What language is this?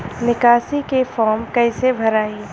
Bhojpuri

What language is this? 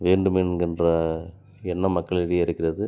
Tamil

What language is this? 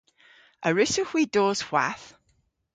Cornish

